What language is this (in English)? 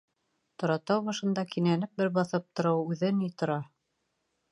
Bashkir